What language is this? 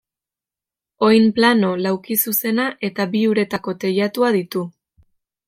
Basque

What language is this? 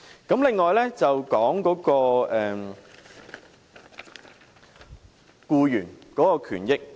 Cantonese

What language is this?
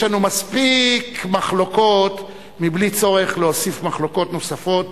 Hebrew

